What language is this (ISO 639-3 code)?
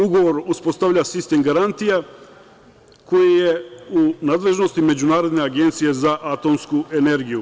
srp